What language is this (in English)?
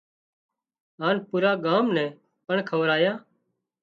Wadiyara Koli